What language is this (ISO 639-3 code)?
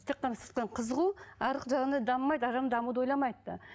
kaz